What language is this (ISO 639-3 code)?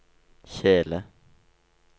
nor